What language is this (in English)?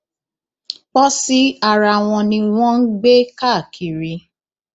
Yoruba